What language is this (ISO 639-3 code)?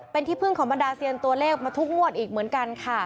tha